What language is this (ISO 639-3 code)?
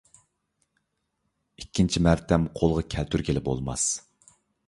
uig